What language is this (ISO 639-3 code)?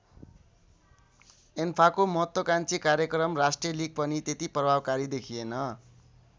nep